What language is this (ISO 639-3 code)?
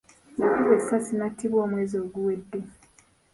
lug